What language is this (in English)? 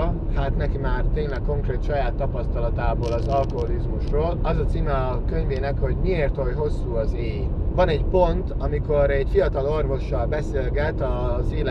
Hungarian